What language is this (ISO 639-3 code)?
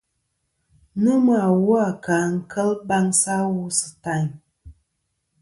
bkm